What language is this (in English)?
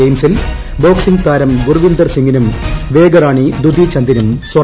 Malayalam